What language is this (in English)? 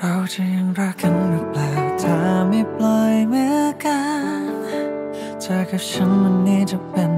Thai